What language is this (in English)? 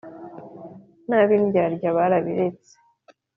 Kinyarwanda